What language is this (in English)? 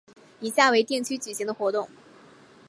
Chinese